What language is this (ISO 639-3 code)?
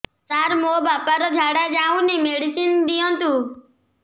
ori